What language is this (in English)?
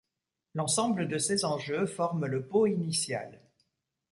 French